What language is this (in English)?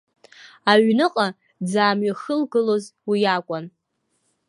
Abkhazian